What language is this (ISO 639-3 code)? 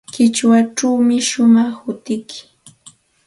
qxt